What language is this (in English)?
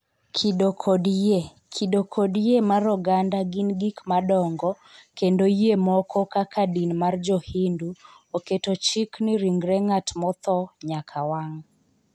Luo (Kenya and Tanzania)